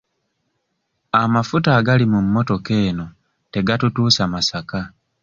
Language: Ganda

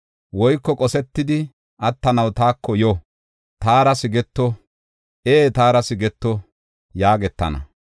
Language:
Gofa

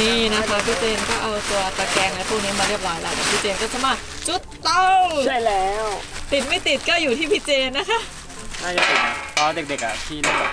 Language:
Thai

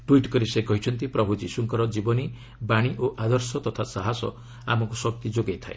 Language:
Odia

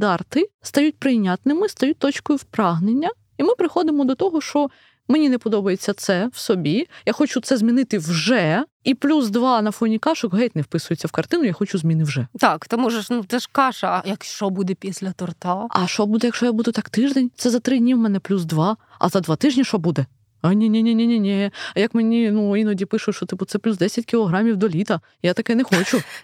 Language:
Ukrainian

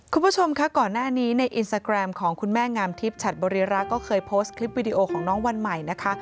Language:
Thai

